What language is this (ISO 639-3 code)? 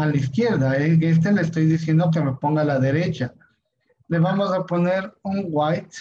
spa